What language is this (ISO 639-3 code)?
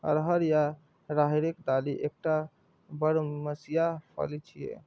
mai